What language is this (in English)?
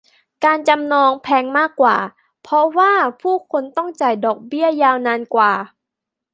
Thai